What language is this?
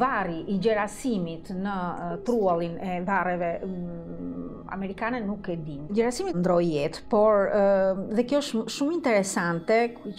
Romanian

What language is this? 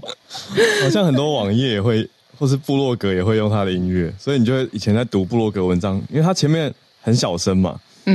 Chinese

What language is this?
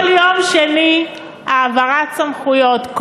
Hebrew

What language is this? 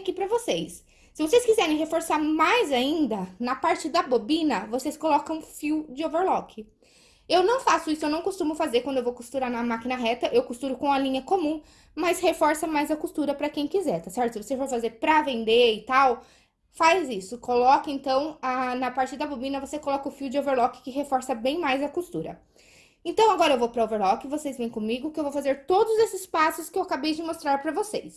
Portuguese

